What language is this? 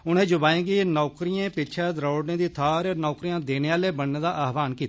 Dogri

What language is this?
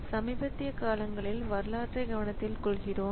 Tamil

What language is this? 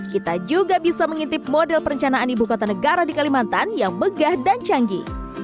Indonesian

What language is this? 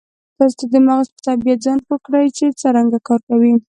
Pashto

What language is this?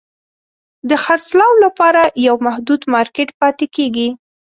Pashto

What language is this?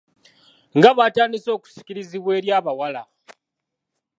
Ganda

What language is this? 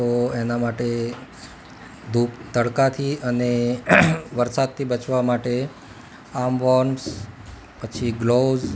Gujarati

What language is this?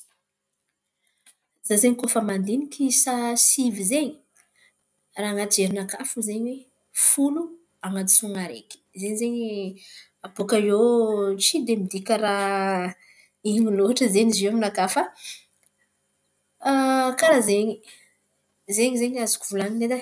Antankarana Malagasy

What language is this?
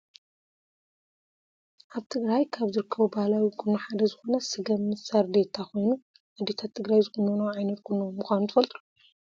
Tigrinya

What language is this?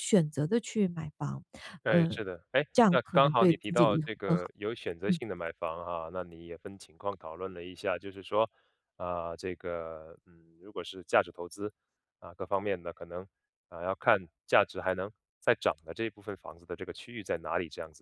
Chinese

